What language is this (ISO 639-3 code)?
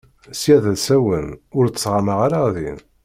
kab